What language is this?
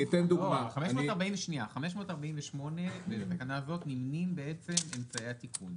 Hebrew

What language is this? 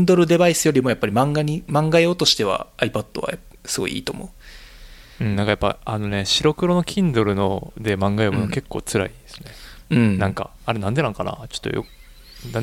Japanese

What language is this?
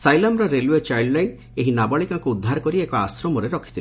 Odia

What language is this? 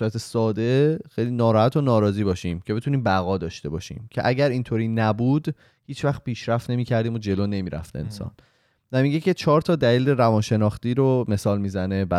Persian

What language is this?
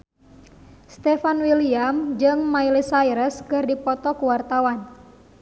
Sundanese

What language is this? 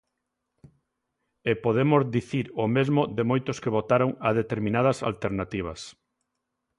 Galician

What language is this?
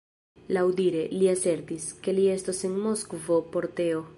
Esperanto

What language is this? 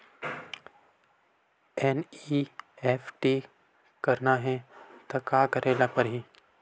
Chhattisgarhi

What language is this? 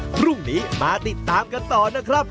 Thai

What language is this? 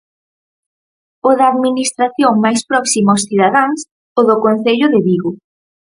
Galician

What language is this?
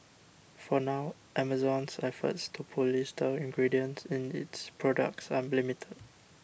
English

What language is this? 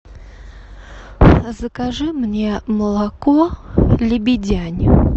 Russian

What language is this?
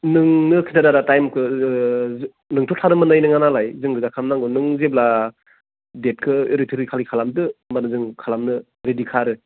Bodo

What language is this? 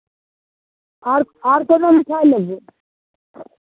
Maithili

